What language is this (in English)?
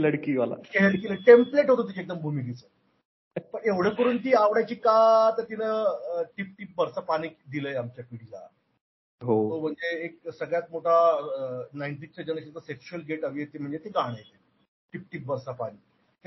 Marathi